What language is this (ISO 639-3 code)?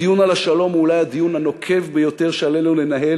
heb